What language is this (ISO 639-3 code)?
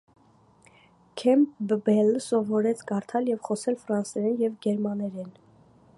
hye